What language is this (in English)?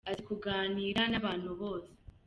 Kinyarwanda